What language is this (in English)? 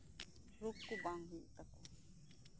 Santali